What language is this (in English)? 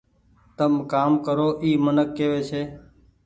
Goaria